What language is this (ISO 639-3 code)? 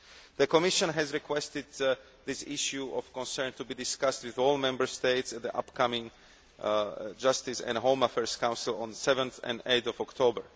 eng